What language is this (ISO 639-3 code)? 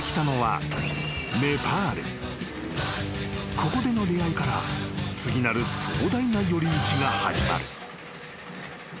jpn